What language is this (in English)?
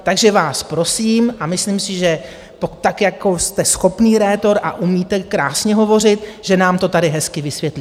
Czech